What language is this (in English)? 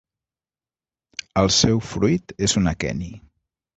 Catalan